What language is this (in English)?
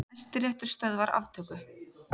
Icelandic